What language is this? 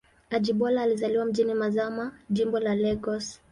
Swahili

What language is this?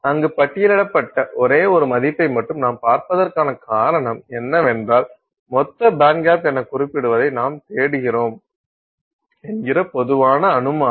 Tamil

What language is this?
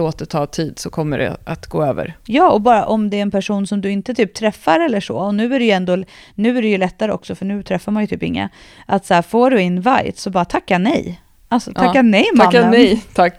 Swedish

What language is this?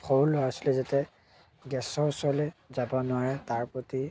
Assamese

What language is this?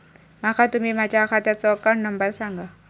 Marathi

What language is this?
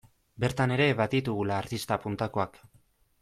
Basque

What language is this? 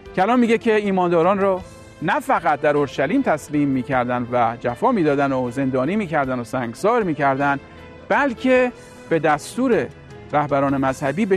Persian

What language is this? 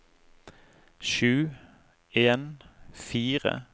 Norwegian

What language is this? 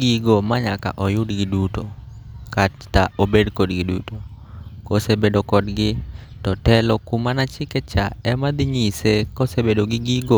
Luo (Kenya and Tanzania)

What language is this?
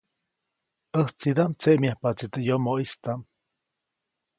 Copainalá Zoque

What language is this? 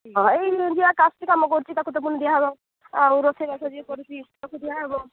Odia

